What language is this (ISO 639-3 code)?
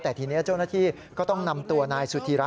tha